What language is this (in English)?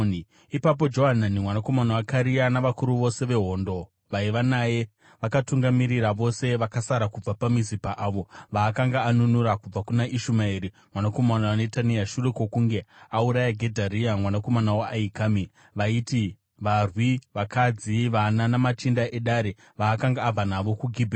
Shona